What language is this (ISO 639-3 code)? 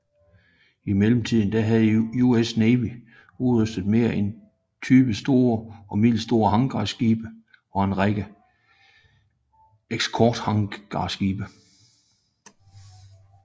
dan